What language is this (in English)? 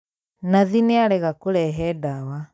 Kikuyu